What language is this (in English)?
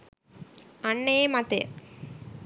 Sinhala